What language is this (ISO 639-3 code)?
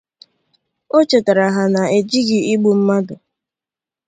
ibo